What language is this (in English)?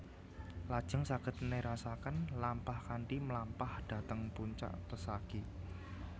Javanese